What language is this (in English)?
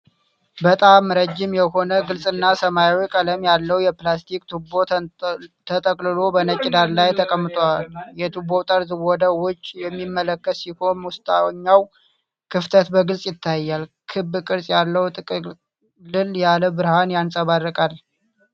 Amharic